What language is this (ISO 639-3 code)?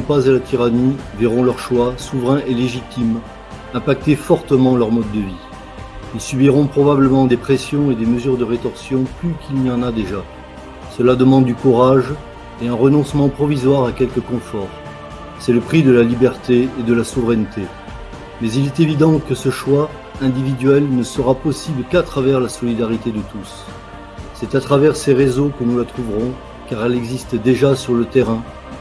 fra